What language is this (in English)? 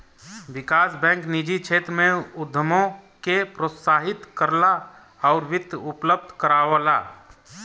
Bhojpuri